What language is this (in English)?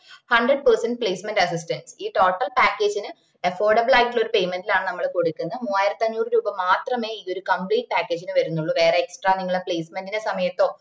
Malayalam